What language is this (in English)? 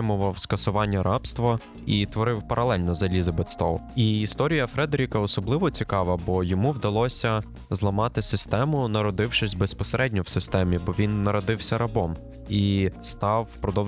Ukrainian